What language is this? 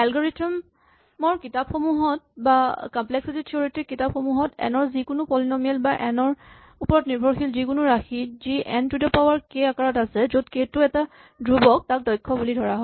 Assamese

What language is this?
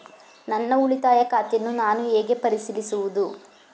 Kannada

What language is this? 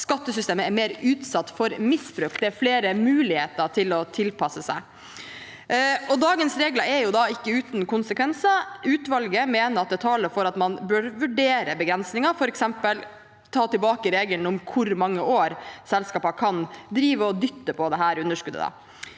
Norwegian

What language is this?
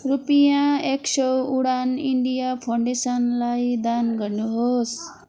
Nepali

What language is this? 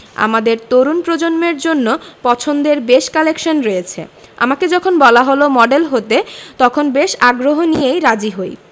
Bangla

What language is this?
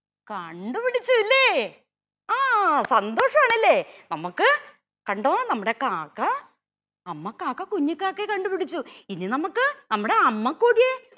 Malayalam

